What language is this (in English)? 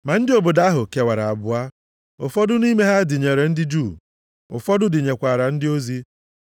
Igbo